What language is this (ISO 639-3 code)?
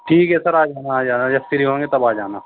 urd